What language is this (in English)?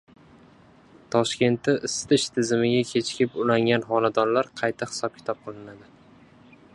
Uzbek